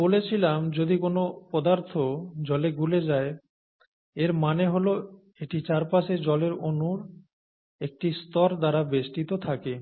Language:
Bangla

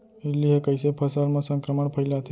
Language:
Chhattisgarhi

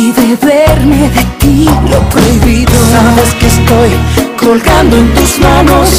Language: Spanish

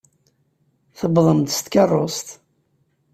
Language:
Kabyle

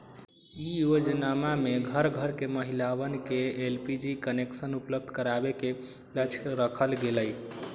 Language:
Magahi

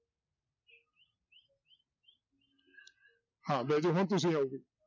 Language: Punjabi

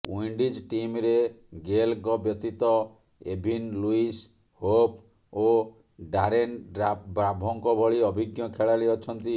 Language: Odia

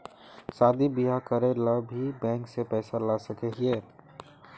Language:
Magahi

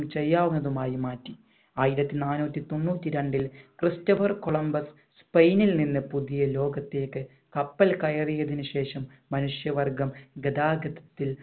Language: Malayalam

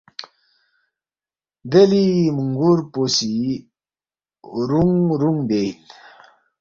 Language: Balti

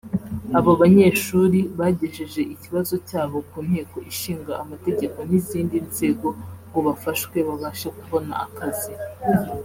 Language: Kinyarwanda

